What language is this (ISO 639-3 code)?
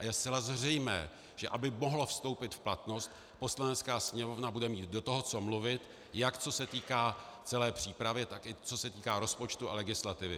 ces